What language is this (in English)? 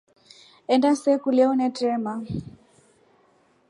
Rombo